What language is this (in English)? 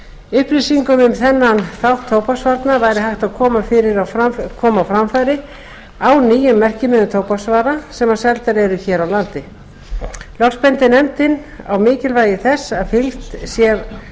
Icelandic